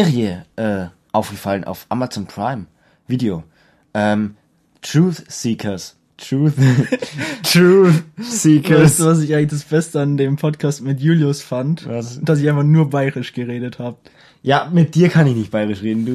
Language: German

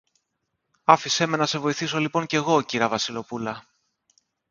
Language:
Greek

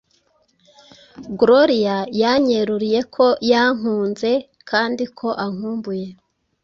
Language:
Kinyarwanda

